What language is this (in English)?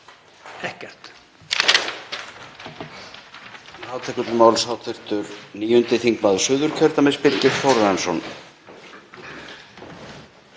Icelandic